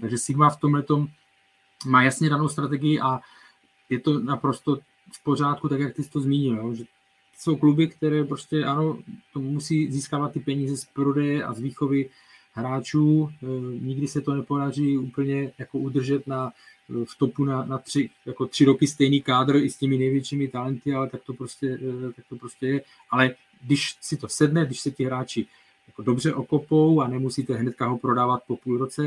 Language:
Czech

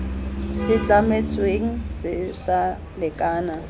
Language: Tswana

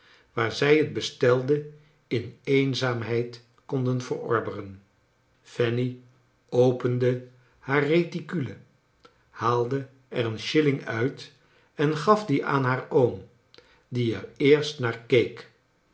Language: Dutch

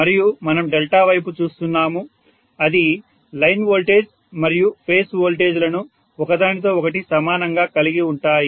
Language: Telugu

